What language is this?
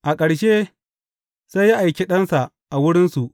Hausa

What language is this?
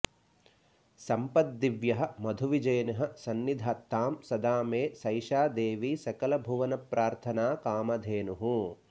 Sanskrit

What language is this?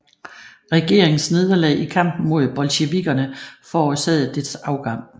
Danish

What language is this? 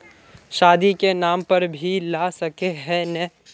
Magahi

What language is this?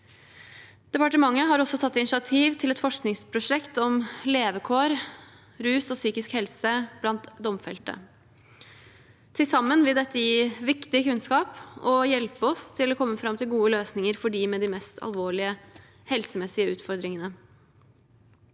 Norwegian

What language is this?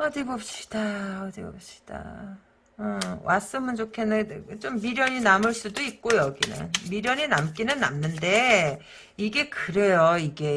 Korean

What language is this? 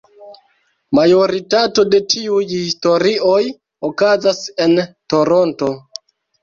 Esperanto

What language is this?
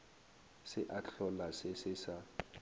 Northern Sotho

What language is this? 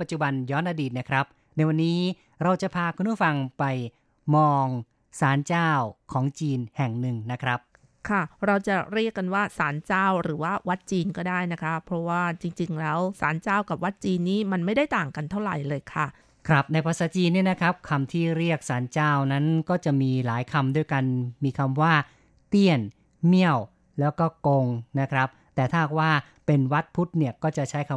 Thai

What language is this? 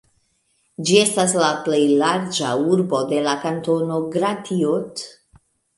Esperanto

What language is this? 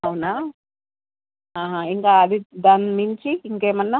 Telugu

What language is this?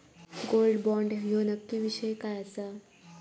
Marathi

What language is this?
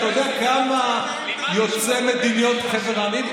Hebrew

